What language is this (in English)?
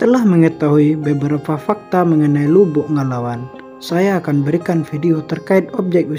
Indonesian